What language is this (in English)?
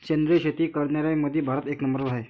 Marathi